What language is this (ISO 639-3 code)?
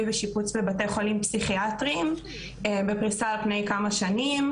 heb